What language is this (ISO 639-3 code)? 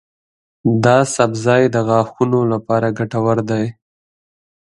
pus